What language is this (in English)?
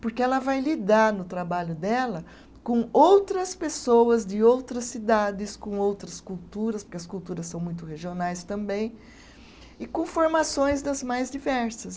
Portuguese